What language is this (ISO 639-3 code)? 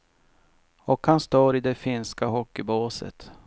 swe